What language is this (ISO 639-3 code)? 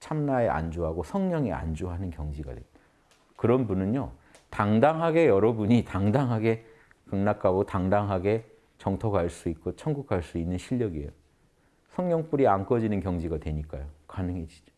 kor